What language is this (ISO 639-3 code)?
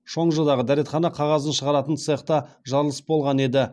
kaz